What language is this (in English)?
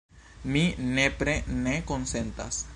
Esperanto